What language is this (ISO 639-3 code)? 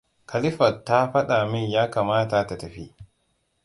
hau